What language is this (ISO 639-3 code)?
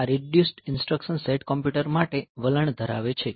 guj